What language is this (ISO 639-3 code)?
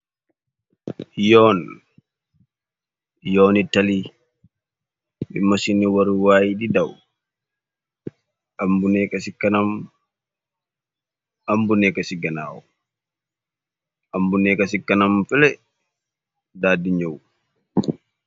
wol